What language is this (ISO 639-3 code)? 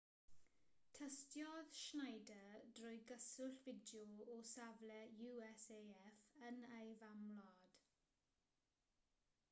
cym